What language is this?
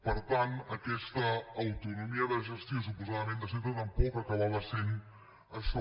Catalan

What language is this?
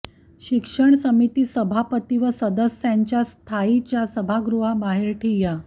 Marathi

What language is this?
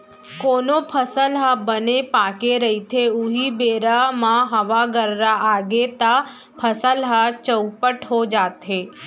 Chhattisgarhi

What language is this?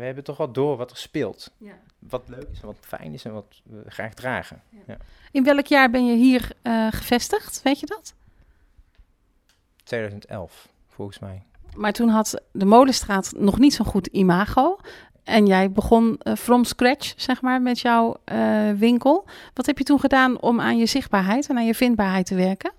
Dutch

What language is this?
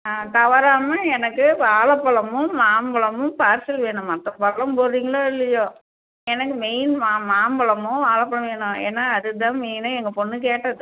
Tamil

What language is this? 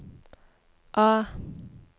Norwegian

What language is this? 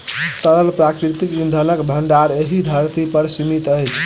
Maithili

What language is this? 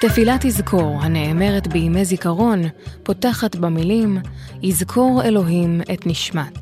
Hebrew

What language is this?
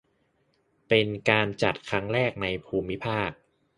Thai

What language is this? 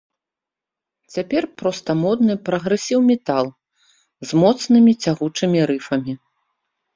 Belarusian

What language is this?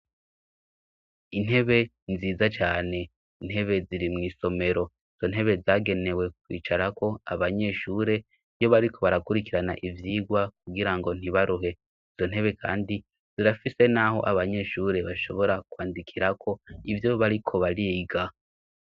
Rundi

